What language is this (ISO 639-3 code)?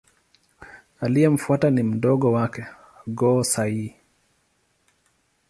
swa